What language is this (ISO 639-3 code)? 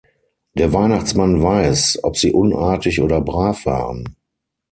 deu